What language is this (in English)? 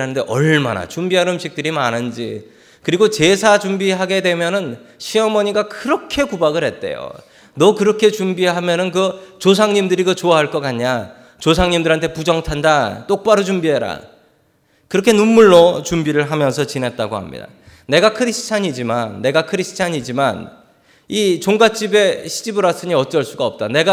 Korean